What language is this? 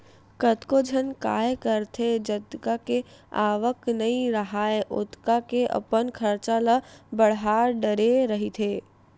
Chhattisgarhi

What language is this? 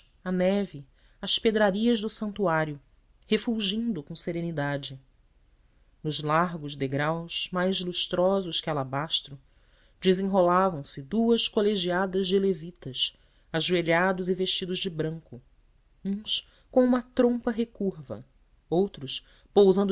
Portuguese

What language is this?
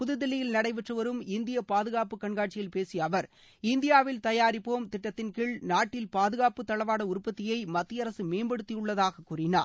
Tamil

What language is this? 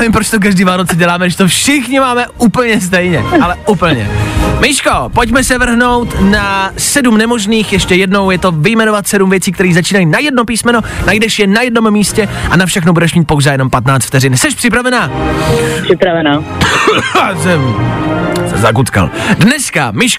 Czech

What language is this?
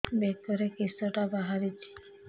Odia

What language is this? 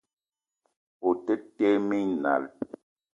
Eton (Cameroon)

